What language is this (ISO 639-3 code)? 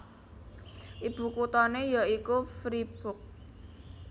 jav